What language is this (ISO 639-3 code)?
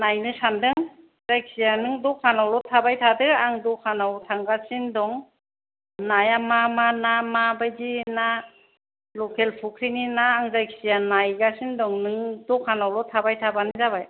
brx